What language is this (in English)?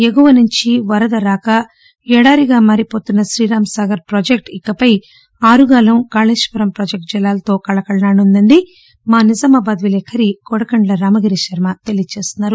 Telugu